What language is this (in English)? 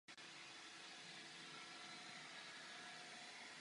Czech